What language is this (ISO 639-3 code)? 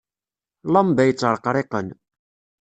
kab